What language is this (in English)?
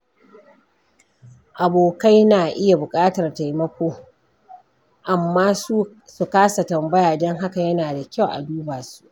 Hausa